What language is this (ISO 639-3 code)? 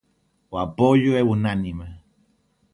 glg